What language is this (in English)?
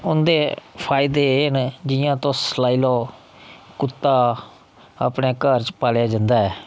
Dogri